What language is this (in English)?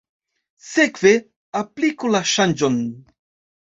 Esperanto